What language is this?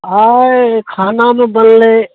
Maithili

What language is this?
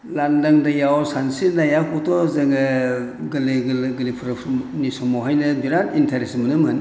Bodo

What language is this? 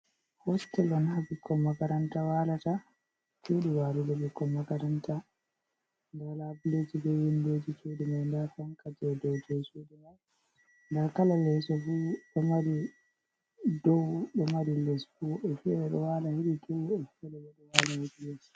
Fula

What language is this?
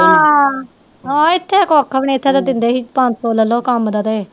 Punjabi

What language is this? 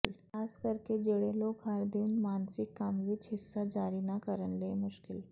Punjabi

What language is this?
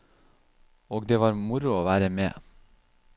Norwegian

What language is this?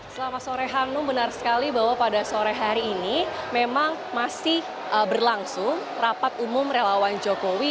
Indonesian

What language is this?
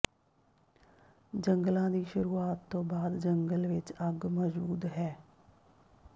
Punjabi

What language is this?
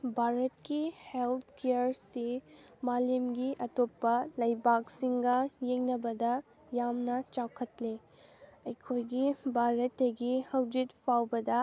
Manipuri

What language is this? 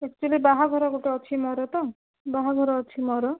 Odia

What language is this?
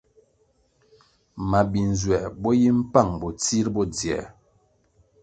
Kwasio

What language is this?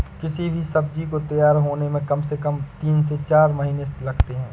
Hindi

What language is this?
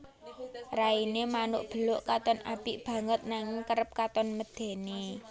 Javanese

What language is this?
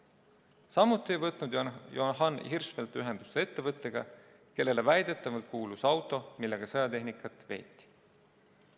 Estonian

